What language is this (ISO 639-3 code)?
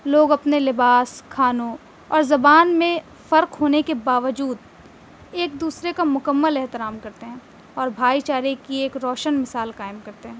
urd